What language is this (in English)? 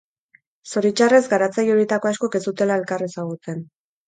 Basque